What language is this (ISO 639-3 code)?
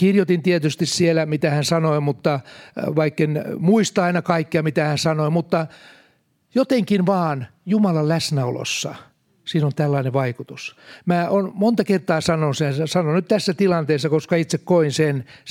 fin